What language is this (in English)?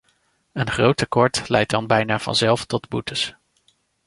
Dutch